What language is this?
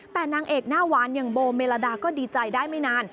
Thai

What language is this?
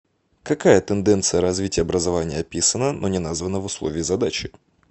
Russian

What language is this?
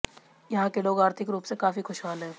Hindi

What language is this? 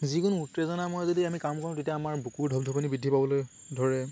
Assamese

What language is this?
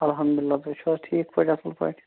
Kashmiri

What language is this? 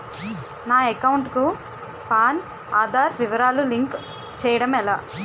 Telugu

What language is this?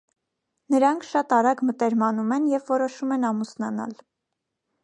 Armenian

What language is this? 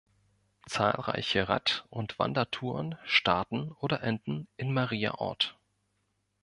German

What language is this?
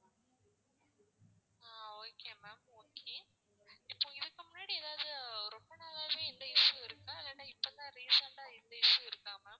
Tamil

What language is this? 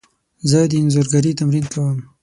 Pashto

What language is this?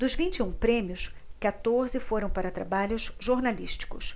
Portuguese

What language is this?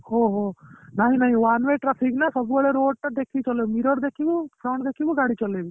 Odia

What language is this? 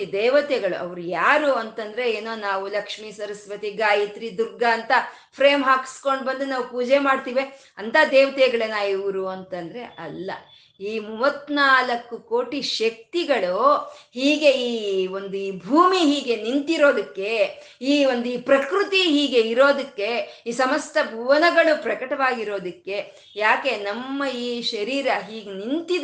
Kannada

